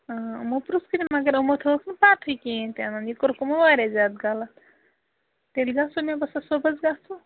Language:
Kashmiri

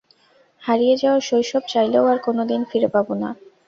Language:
Bangla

